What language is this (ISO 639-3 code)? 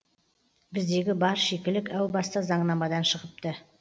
kaz